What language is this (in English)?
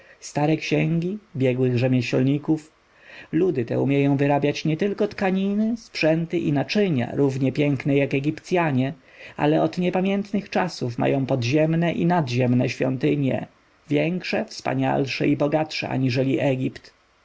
Polish